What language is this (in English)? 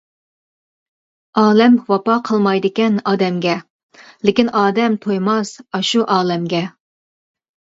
Uyghur